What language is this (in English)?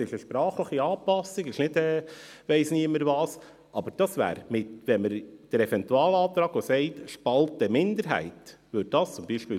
Swiss German